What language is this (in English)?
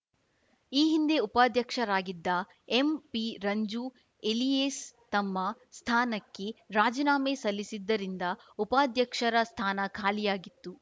Kannada